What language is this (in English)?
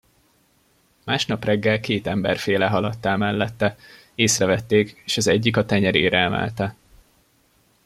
Hungarian